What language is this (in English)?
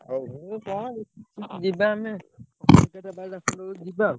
Odia